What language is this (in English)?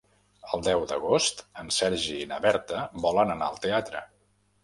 Catalan